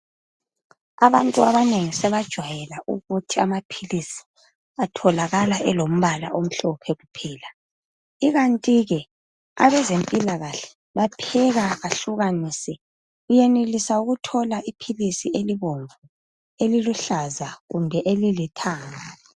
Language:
North Ndebele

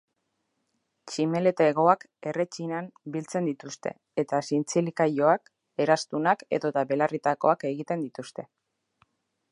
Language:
Basque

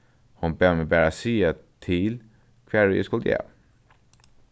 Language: Faroese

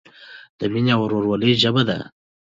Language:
Pashto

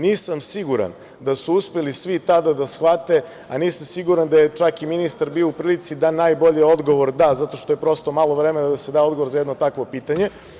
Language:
Serbian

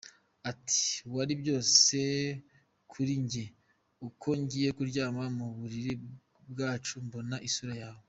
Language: Kinyarwanda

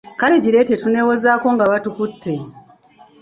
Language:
Ganda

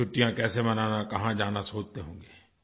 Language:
Hindi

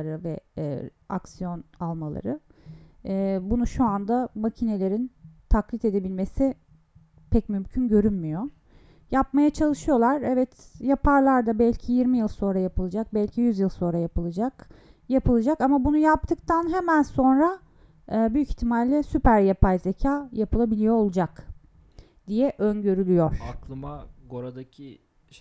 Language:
Turkish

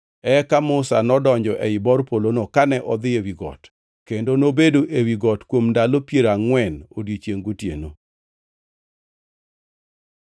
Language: Luo (Kenya and Tanzania)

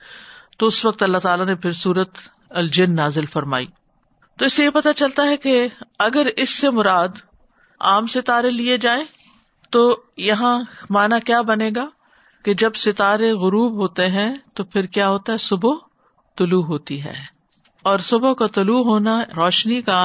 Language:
Urdu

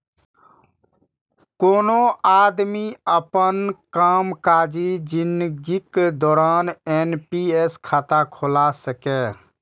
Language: Maithili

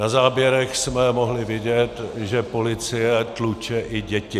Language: Czech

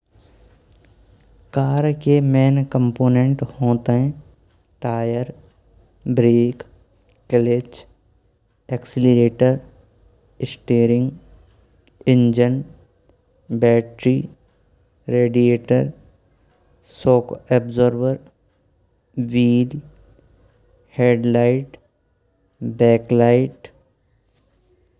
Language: Braj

